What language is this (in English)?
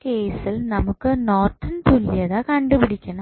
Malayalam